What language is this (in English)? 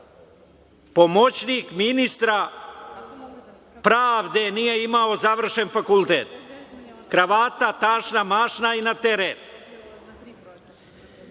Serbian